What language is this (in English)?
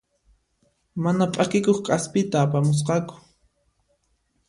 Puno Quechua